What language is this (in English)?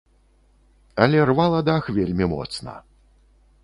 Belarusian